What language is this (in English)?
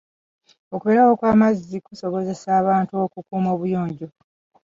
Ganda